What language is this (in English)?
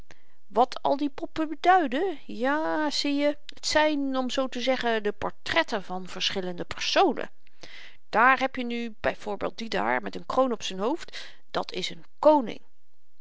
Dutch